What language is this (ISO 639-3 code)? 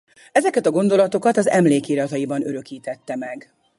hun